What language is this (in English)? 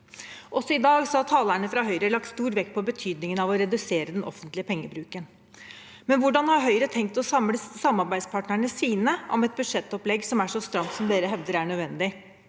Norwegian